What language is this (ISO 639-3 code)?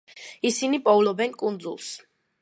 kat